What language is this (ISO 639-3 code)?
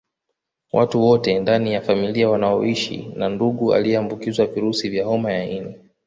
swa